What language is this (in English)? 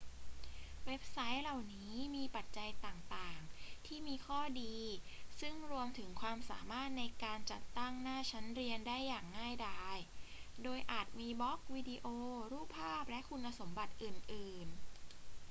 Thai